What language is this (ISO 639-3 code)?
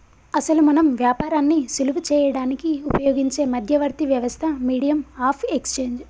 tel